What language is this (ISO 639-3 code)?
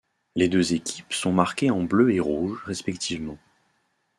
fra